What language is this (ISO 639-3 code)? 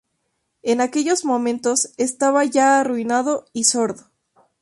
spa